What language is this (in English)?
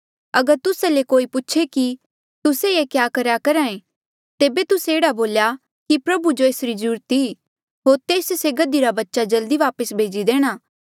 Mandeali